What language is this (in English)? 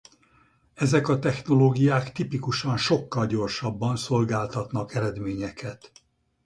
Hungarian